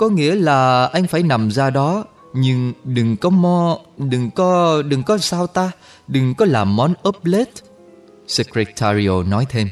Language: Vietnamese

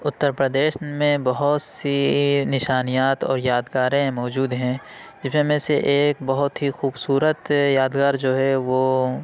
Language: Urdu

